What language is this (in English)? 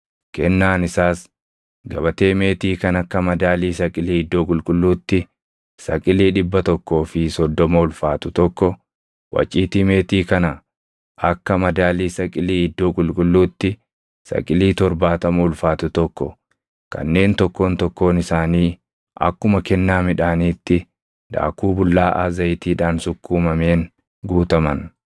Oromo